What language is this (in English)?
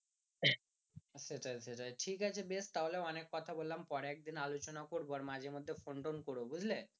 Bangla